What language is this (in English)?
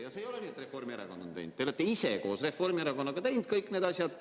Estonian